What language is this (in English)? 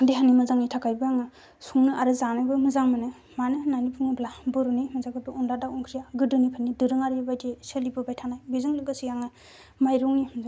Bodo